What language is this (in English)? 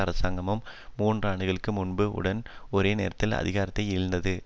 Tamil